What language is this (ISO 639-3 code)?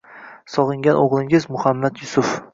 uzb